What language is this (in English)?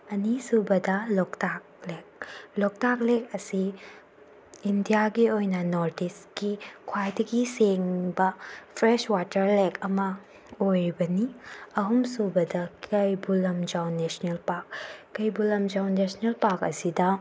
Manipuri